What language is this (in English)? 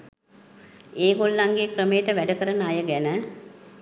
Sinhala